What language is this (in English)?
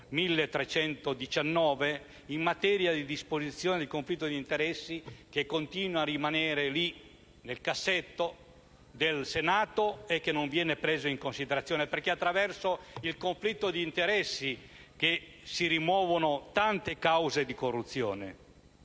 Italian